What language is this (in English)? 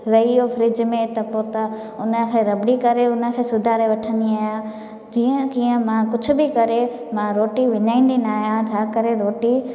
Sindhi